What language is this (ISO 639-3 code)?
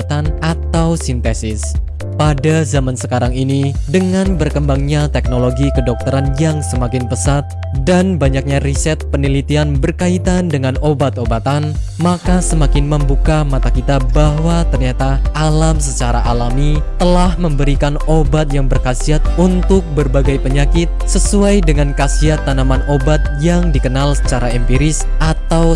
ind